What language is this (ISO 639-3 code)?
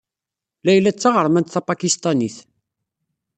kab